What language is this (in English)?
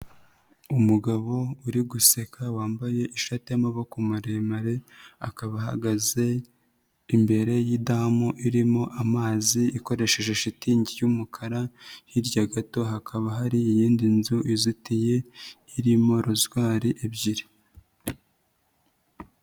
Kinyarwanda